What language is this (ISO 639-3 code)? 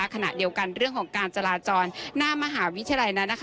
tha